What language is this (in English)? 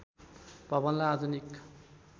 Nepali